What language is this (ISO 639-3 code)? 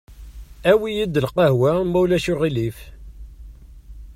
kab